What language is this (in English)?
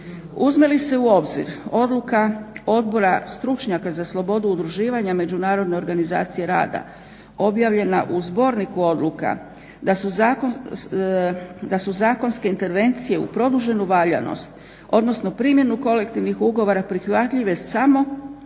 Croatian